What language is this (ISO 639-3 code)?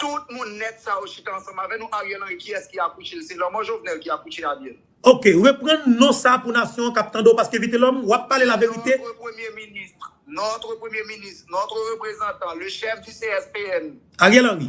fra